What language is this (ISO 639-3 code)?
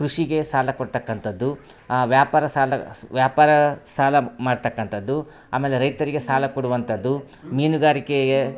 kan